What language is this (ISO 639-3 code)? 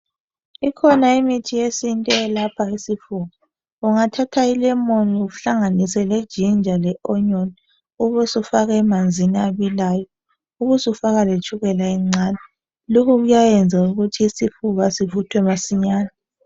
nde